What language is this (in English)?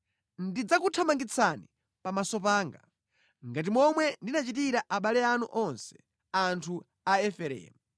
Nyanja